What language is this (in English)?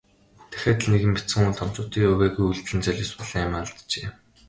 Mongolian